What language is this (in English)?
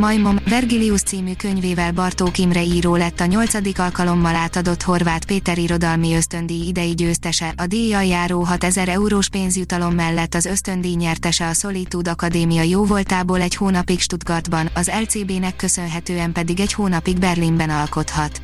Hungarian